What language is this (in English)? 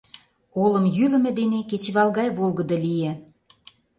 Mari